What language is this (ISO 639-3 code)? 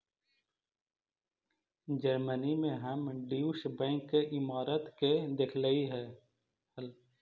mag